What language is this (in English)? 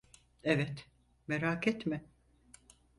Turkish